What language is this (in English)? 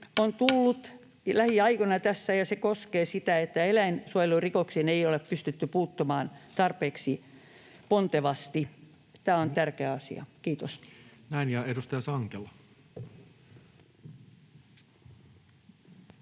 Finnish